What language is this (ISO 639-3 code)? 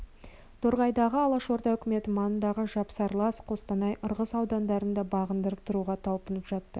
kaz